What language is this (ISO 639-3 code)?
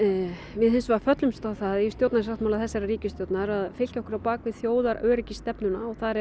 isl